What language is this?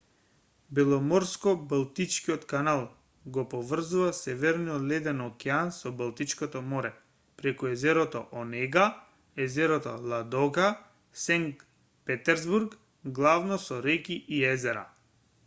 Macedonian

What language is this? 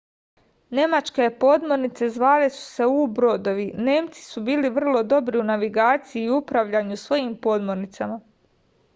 Serbian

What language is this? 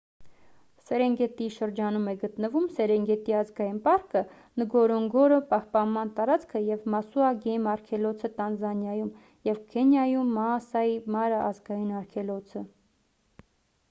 Armenian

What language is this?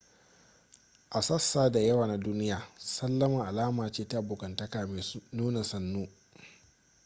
Hausa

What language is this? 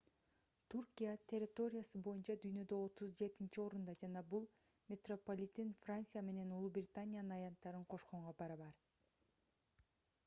Kyrgyz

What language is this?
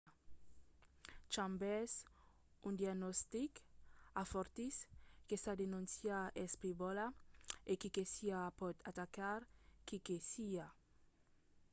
Occitan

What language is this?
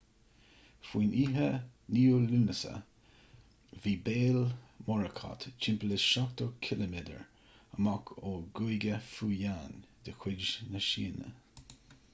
Irish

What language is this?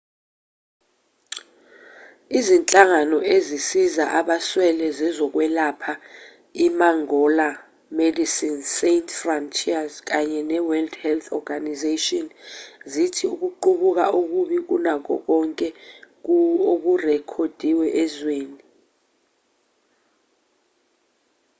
Zulu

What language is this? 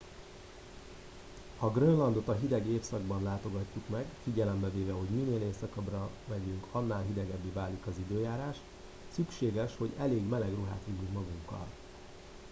Hungarian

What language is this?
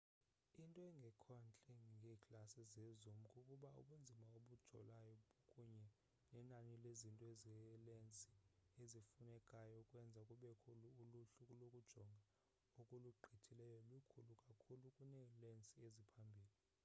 Xhosa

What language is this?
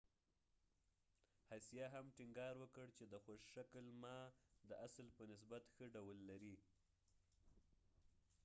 Pashto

